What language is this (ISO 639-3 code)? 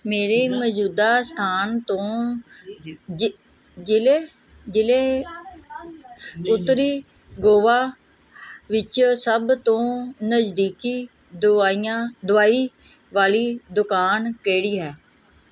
pan